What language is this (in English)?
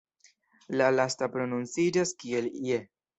Esperanto